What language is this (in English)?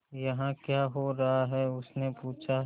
Hindi